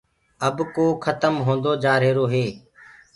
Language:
Gurgula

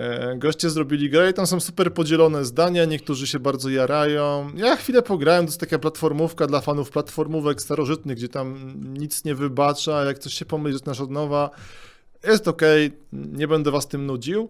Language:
Polish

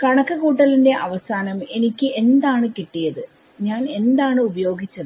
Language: Malayalam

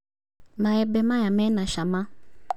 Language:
Kikuyu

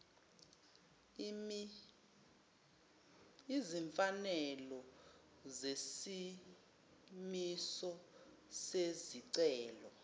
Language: Zulu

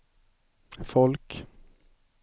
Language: Swedish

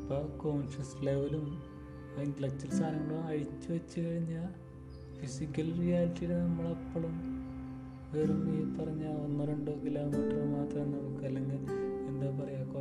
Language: Malayalam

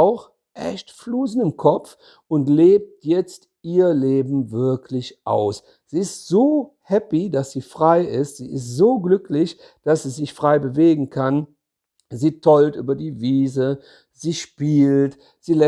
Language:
German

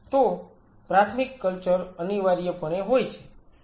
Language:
Gujarati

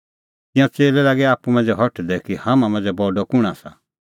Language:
Kullu Pahari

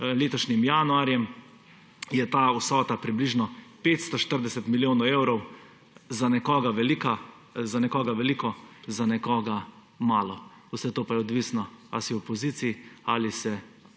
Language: Slovenian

